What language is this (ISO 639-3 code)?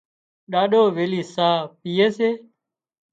kxp